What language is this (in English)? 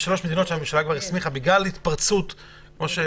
Hebrew